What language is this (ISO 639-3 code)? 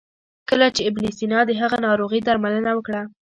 pus